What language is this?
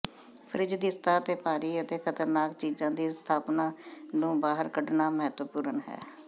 Punjabi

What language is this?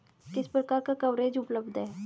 Hindi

